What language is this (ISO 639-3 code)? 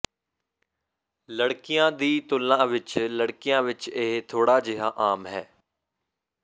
pan